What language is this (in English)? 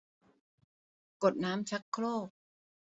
Thai